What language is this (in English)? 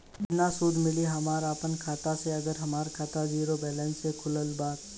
Bhojpuri